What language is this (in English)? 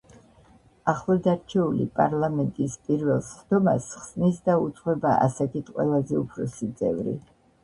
Georgian